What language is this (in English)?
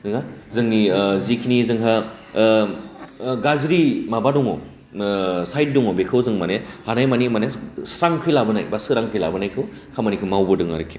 Bodo